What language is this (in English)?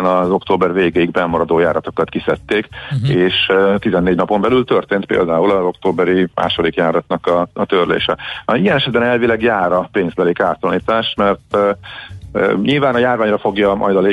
Hungarian